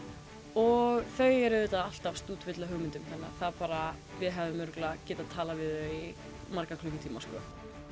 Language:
Icelandic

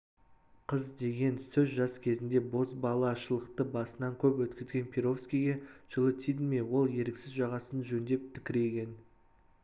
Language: Kazakh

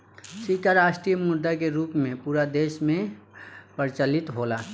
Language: Bhojpuri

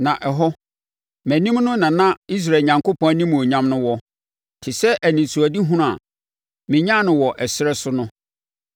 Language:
Akan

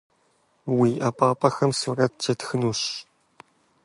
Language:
Kabardian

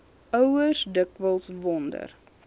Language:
Afrikaans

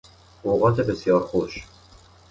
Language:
Persian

